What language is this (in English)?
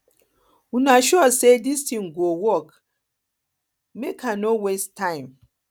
Nigerian Pidgin